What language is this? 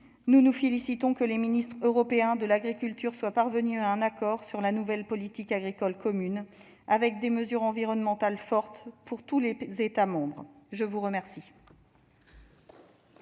French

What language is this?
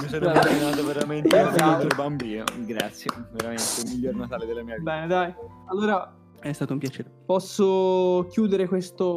Italian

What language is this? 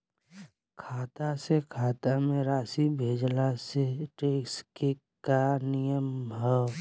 Bhojpuri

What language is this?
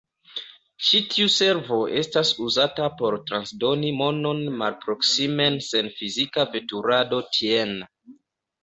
Esperanto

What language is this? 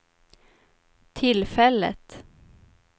Swedish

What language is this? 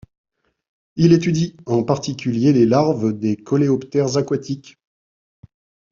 French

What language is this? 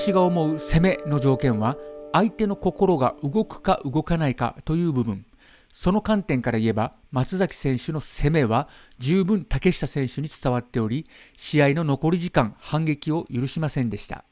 Japanese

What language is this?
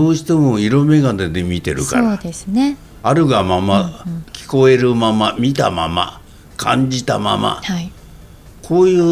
Japanese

